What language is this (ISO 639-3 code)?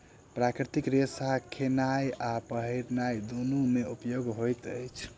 mai